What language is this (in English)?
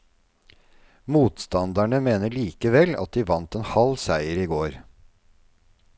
Norwegian